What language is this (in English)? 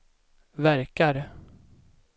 Swedish